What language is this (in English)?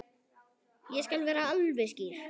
Icelandic